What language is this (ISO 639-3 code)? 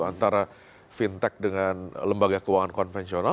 ind